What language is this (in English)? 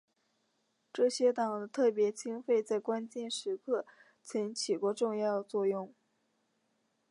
Chinese